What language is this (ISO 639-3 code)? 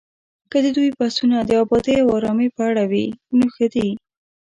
pus